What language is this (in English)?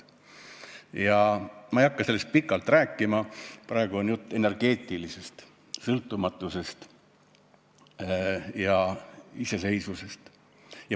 Estonian